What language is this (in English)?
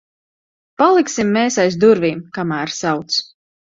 Latvian